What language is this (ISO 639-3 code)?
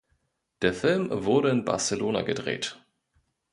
deu